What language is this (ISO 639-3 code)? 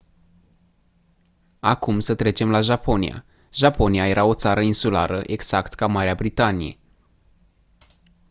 ron